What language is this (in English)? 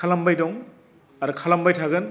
Bodo